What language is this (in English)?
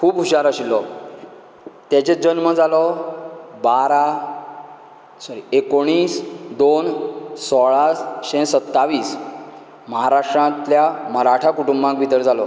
Konkani